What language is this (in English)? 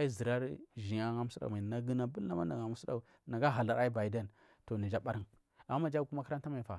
Marghi South